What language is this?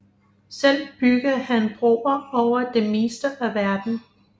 Danish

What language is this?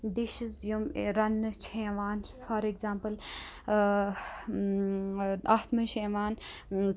Kashmiri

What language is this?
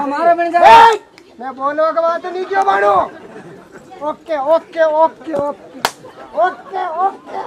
Hindi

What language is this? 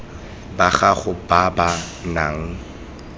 Tswana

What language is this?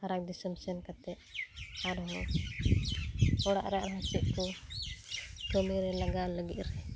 Santali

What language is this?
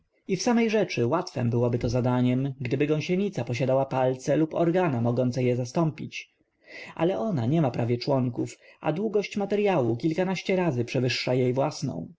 Polish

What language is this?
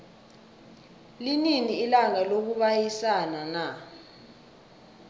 South Ndebele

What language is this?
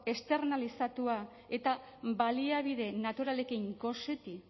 Basque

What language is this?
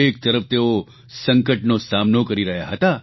Gujarati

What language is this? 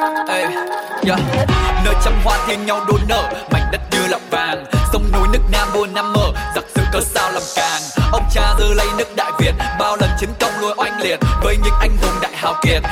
Vietnamese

